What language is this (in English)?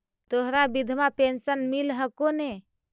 Magahi